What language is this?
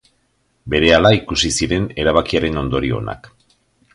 Basque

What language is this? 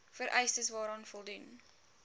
Afrikaans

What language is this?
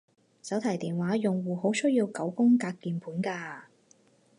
Cantonese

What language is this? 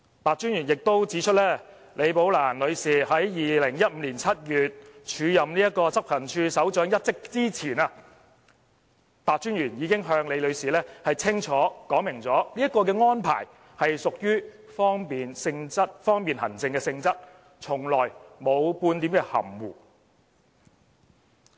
Cantonese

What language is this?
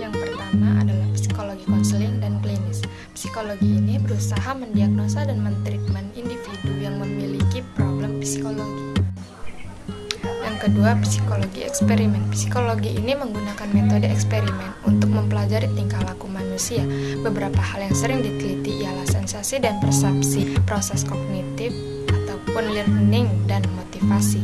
Indonesian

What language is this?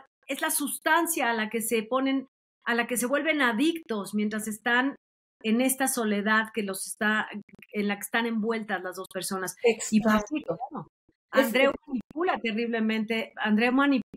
Spanish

